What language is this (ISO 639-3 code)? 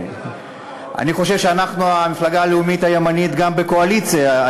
heb